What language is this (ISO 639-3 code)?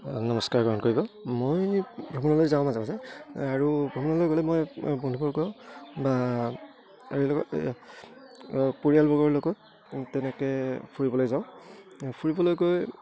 asm